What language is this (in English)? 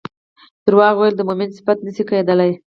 Pashto